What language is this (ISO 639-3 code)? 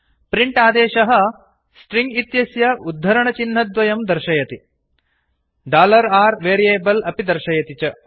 san